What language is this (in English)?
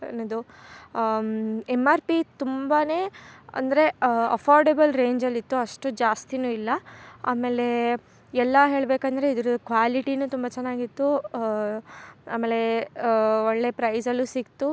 Kannada